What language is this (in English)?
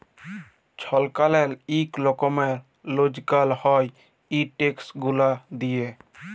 Bangla